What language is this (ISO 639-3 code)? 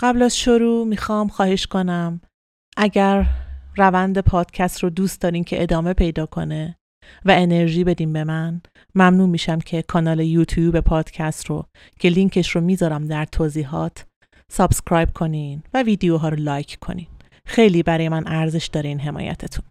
fas